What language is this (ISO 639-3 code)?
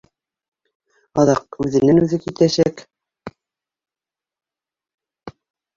bak